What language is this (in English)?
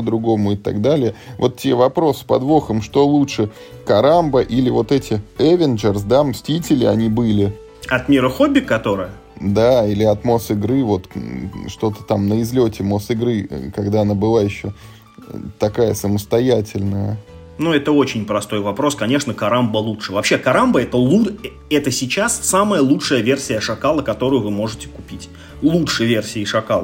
Russian